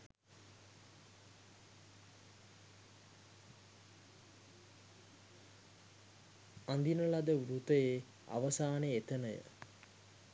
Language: Sinhala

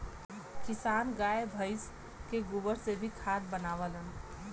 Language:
Bhojpuri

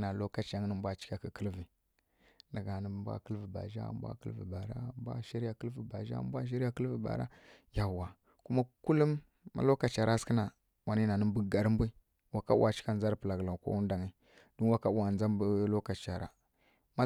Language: Kirya-Konzəl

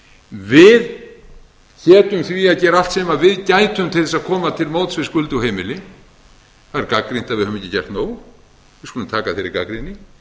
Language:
Icelandic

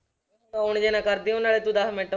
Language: Punjabi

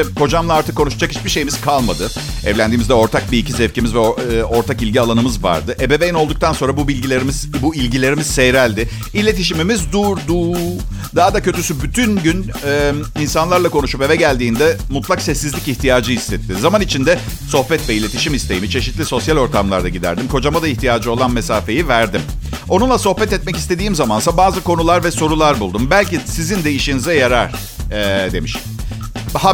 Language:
Turkish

